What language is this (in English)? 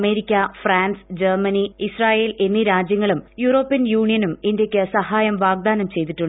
Malayalam